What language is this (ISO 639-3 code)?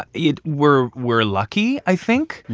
eng